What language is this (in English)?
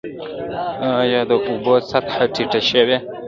Pashto